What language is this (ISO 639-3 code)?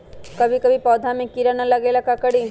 mag